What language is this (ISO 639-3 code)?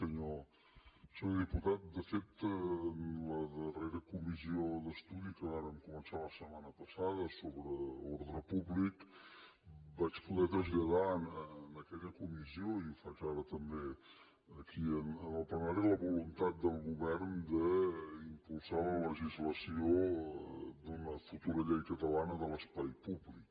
cat